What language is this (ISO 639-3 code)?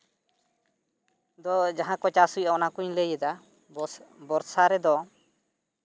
sat